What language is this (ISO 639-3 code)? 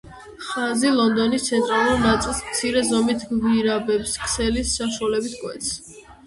kat